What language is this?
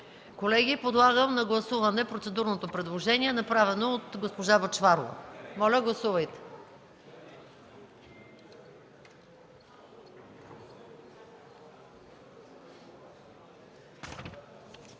Bulgarian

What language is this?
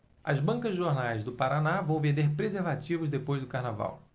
Portuguese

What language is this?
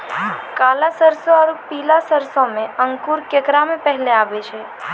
Maithili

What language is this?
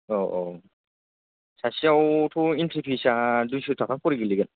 Bodo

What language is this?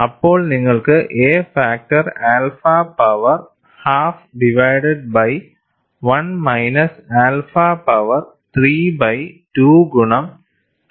Malayalam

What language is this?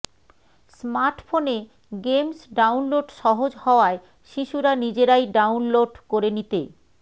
Bangla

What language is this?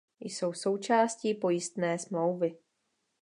Czech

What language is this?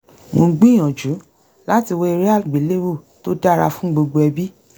Yoruba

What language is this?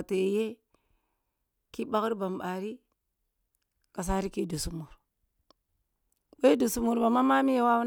Kulung (Nigeria)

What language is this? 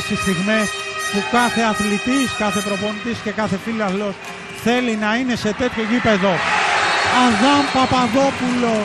Greek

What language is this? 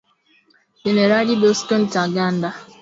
Swahili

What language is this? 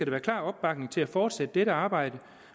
Danish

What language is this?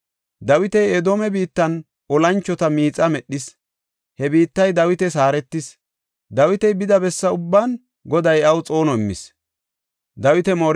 Gofa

